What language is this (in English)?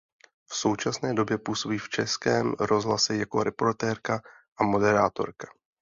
Czech